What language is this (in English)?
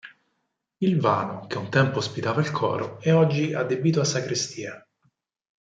Italian